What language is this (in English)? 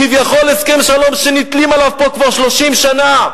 Hebrew